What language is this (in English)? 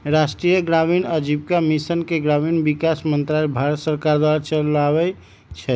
Magahi